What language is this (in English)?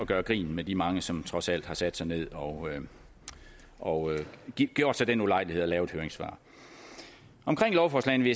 Danish